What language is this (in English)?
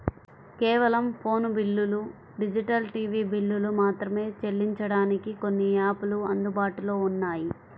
Telugu